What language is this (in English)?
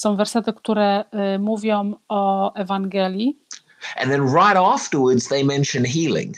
Polish